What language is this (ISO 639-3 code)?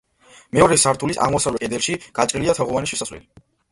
kat